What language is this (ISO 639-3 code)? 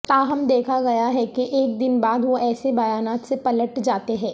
urd